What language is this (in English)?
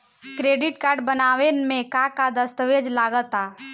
Bhojpuri